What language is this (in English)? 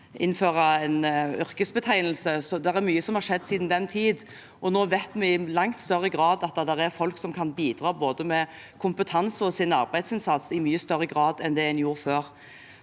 Norwegian